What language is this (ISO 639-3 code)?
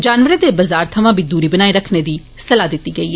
doi